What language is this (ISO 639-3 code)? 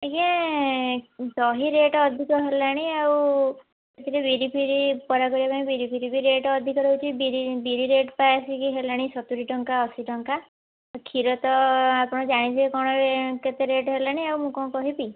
ori